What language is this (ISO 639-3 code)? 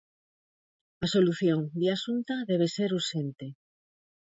glg